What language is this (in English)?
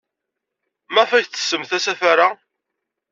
Kabyle